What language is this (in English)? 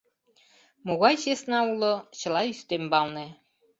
Mari